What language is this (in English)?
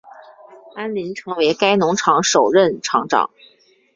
Chinese